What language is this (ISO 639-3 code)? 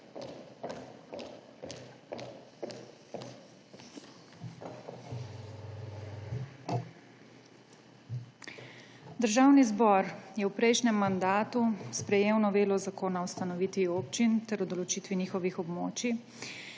slv